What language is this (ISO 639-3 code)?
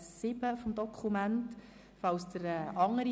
gsw